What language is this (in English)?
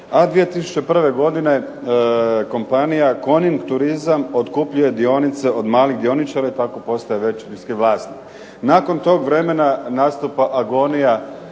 Croatian